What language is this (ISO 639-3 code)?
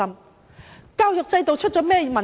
yue